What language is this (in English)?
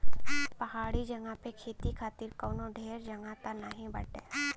Bhojpuri